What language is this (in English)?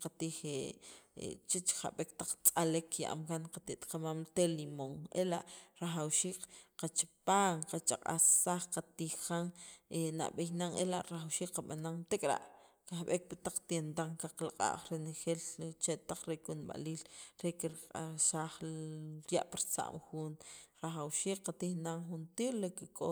Sacapulteco